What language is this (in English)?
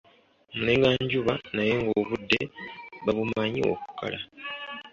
Ganda